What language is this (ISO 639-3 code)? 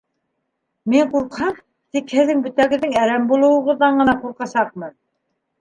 bak